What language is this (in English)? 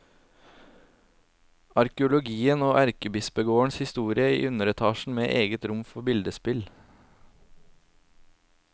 Norwegian